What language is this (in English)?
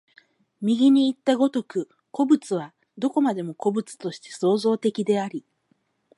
Japanese